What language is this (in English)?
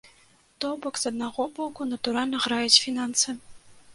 Belarusian